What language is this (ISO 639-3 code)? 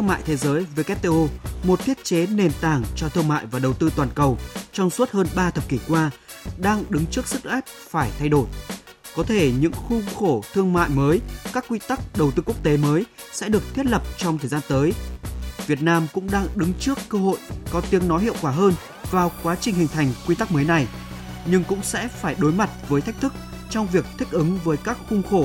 vie